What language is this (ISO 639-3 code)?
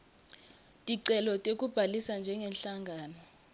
ssw